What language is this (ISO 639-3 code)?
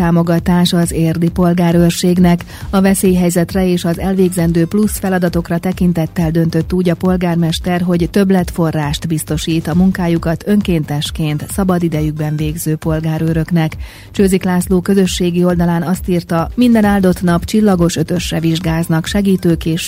hun